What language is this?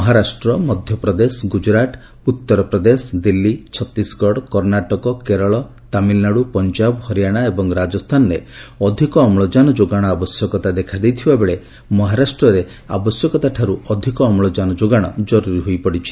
Odia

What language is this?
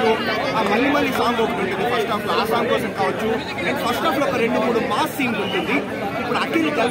Romanian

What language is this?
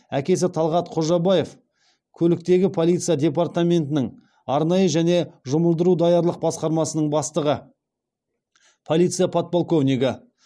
Kazakh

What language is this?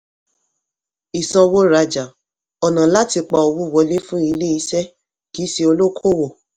Yoruba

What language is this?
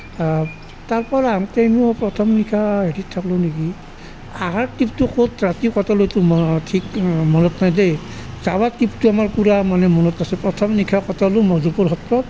Assamese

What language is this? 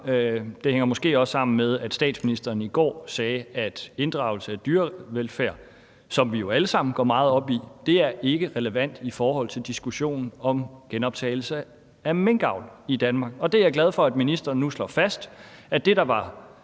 Danish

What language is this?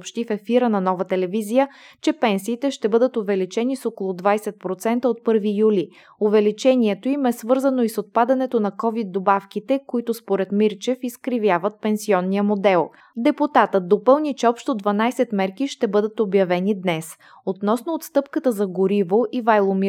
Bulgarian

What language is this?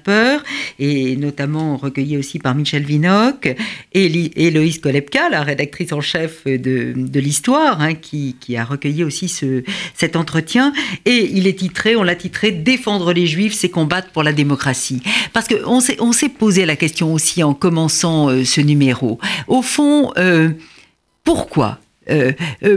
French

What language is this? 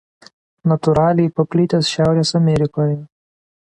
Lithuanian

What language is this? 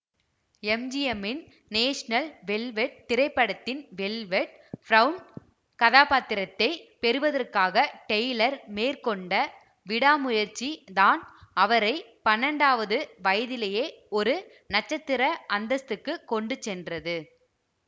Tamil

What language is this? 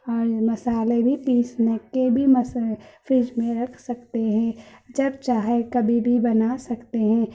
Urdu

